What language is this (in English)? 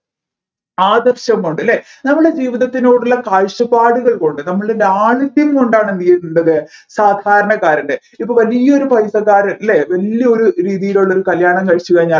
Malayalam